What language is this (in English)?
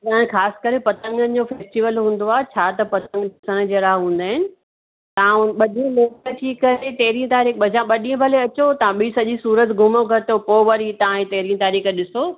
Sindhi